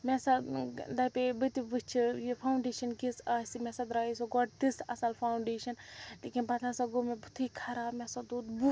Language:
Kashmiri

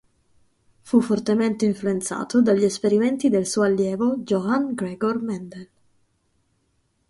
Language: Italian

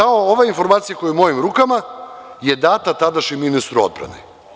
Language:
Serbian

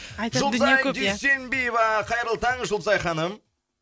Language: Kazakh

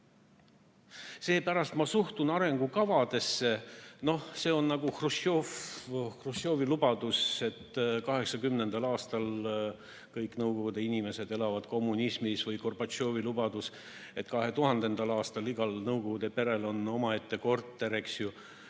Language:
Estonian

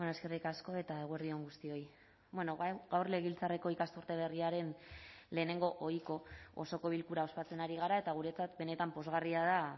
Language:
Basque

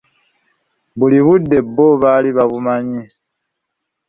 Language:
Ganda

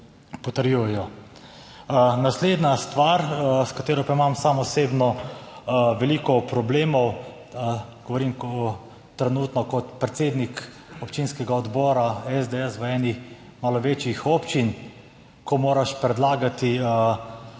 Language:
Slovenian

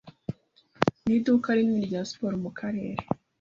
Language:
Kinyarwanda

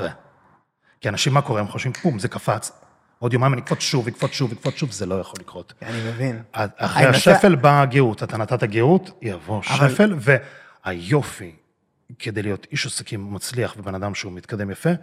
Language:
Hebrew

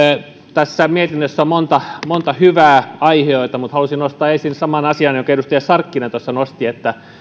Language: Finnish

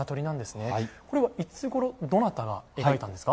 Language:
Japanese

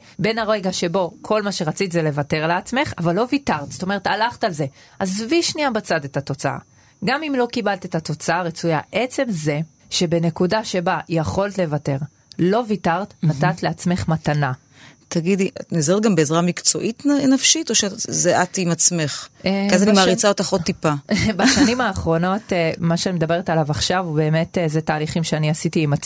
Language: Hebrew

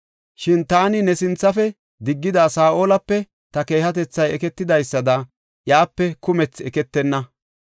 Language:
Gofa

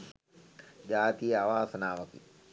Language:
Sinhala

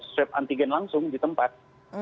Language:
Indonesian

